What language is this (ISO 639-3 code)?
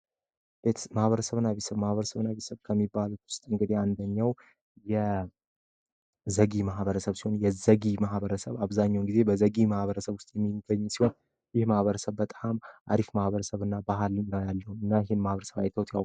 amh